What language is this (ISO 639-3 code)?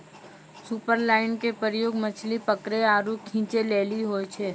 mai